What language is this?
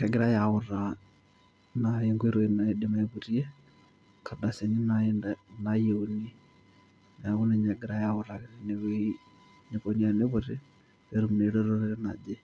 Masai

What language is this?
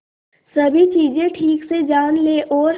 Hindi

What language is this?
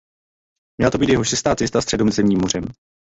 Czech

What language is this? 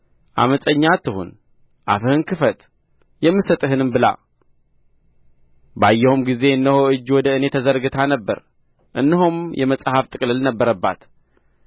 Amharic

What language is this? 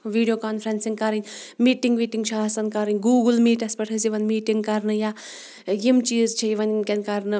Kashmiri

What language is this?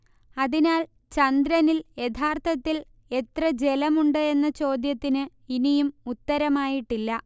Malayalam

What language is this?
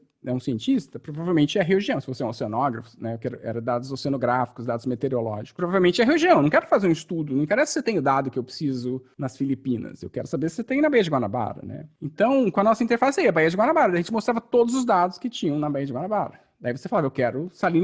Portuguese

